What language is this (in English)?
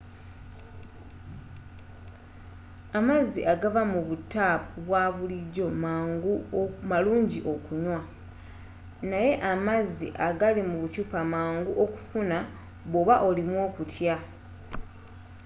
Ganda